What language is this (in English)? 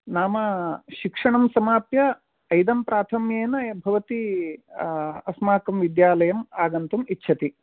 Sanskrit